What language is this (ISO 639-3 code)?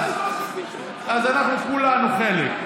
heb